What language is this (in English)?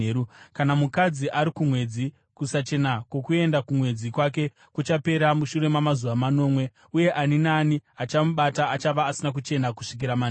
Shona